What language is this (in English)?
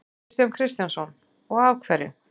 Icelandic